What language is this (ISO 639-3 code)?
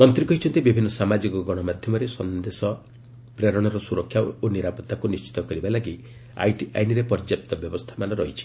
ori